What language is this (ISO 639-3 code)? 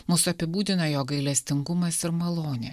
lit